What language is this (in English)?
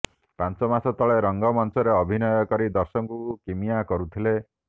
Odia